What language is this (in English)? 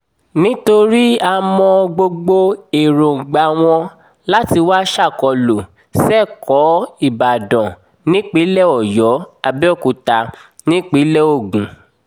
Yoruba